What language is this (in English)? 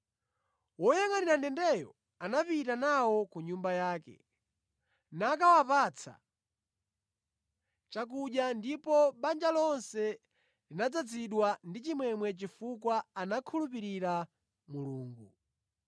Nyanja